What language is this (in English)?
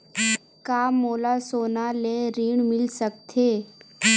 Chhattisgarhi